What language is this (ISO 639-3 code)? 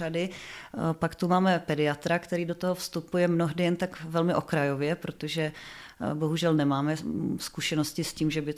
ces